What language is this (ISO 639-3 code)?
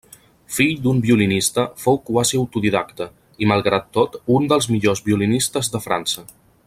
cat